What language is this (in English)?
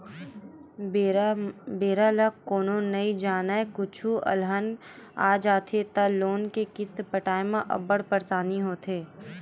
Chhattisgarhi